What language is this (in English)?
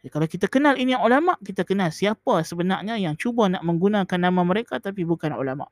Malay